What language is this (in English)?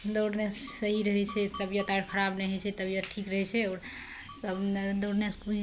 Maithili